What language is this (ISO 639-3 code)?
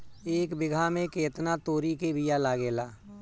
bho